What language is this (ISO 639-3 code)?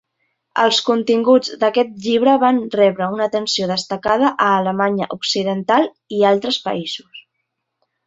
cat